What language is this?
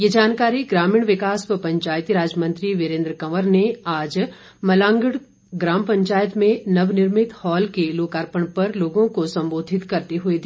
Hindi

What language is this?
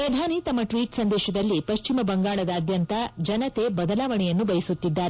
Kannada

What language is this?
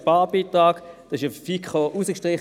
Swiss German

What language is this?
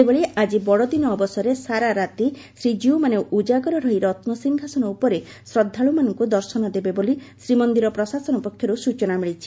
Odia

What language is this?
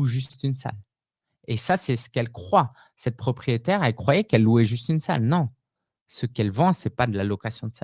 French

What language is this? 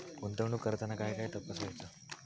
Marathi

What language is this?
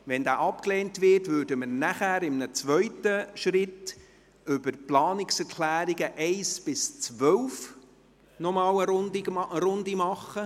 Swiss German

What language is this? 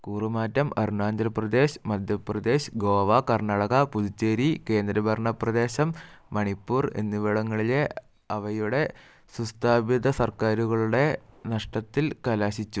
Malayalam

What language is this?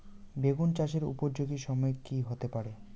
Bangla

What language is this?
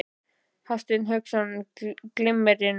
Icelandic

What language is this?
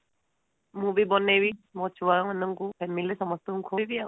Odia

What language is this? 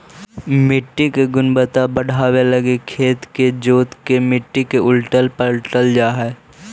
Magahi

